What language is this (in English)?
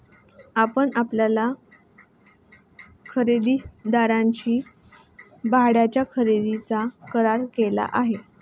Marathi